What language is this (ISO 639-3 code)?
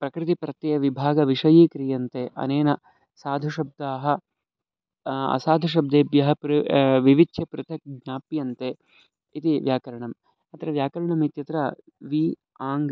san